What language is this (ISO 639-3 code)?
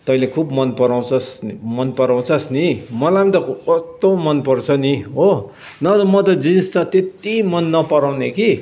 nep